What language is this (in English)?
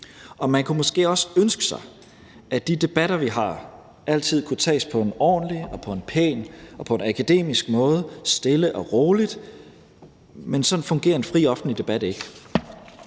Danish